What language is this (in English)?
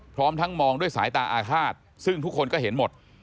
Thai